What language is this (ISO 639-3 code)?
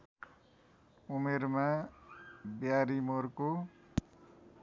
nep